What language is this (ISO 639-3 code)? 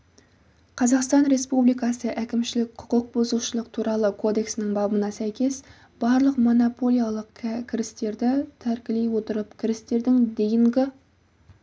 kaz